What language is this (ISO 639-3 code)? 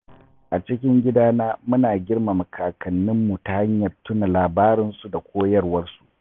hau